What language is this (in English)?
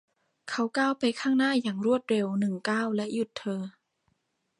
Thai